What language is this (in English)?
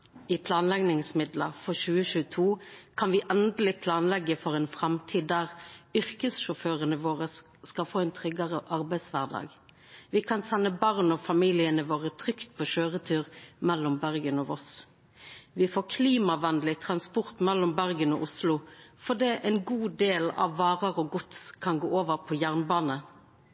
Norwegian Nynorsk